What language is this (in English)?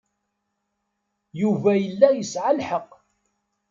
Kabyle